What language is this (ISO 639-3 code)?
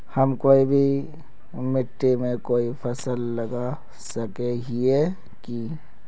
mag